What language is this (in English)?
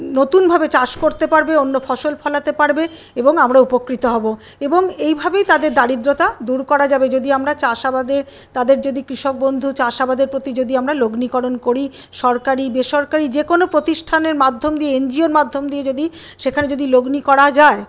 Bangla